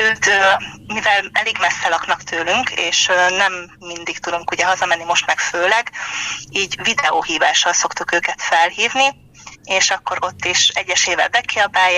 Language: Hungarian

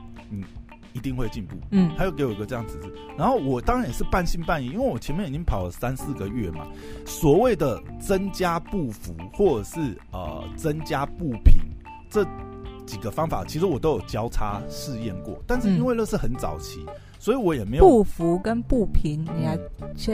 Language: Chinese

